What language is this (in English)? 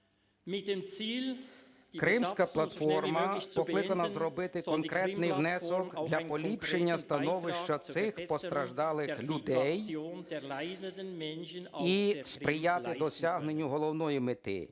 Ukrainian